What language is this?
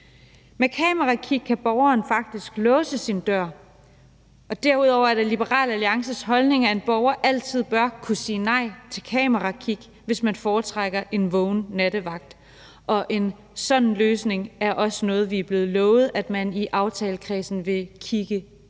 Danish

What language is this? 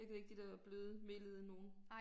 Danish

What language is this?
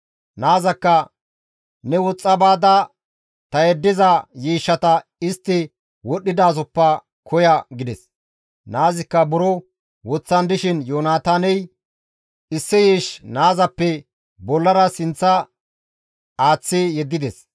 Gamo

